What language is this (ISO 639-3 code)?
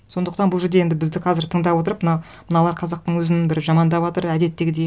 kaz